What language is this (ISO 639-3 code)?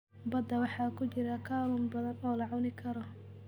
som